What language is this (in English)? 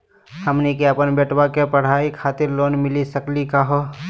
Magahi